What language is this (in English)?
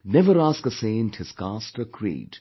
English